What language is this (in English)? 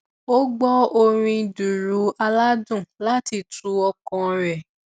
Yoruba